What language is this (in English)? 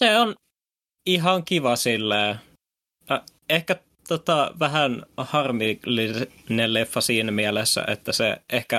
Finnish